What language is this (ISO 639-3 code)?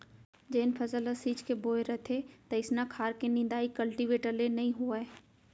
hne